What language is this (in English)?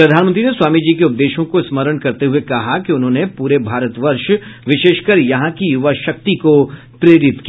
Hindi